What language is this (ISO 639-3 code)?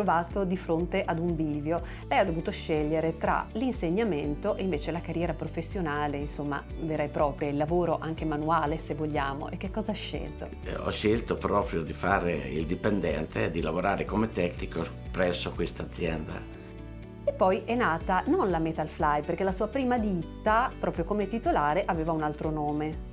ita